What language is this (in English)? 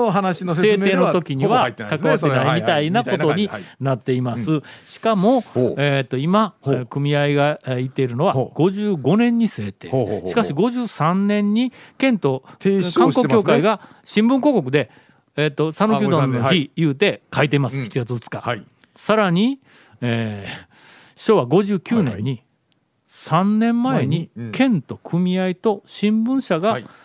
Japanese